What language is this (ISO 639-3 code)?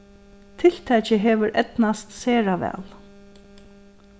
fao